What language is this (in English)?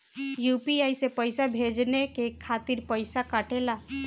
Bhojpuri